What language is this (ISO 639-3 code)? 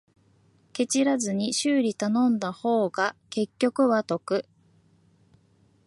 jpn